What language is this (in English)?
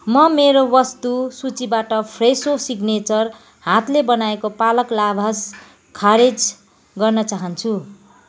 Nepali